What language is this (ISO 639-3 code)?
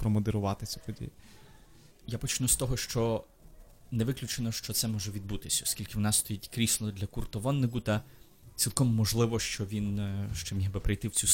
ukr